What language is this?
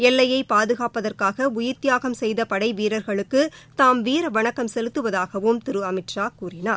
Tamil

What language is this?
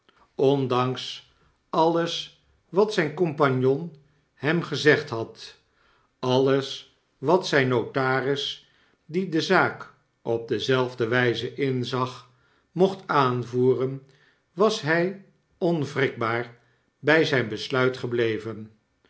Dutch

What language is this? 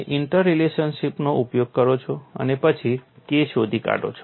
Gujarati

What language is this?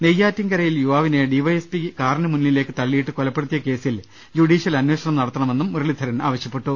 Malayalam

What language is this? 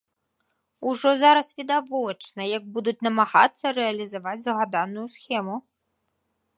Belarusian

